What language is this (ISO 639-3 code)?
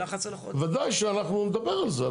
heb